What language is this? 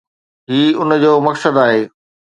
Sindhi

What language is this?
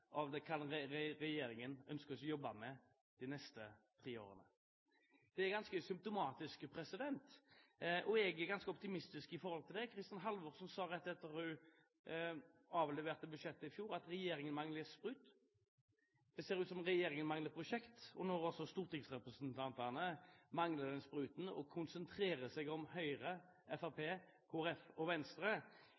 Norwegian Bokmål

